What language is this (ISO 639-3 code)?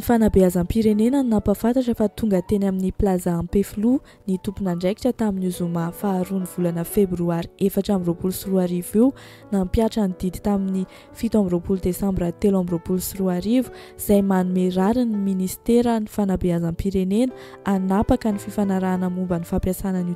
ron